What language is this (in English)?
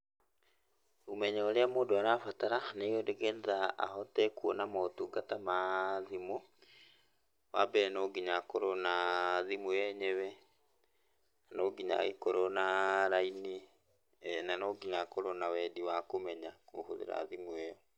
Kikuyu